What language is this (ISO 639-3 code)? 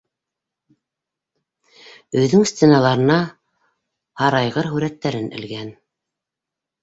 bak